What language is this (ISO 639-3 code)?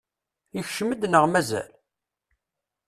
kab